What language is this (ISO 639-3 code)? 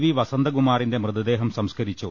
mal